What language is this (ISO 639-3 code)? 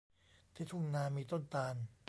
tha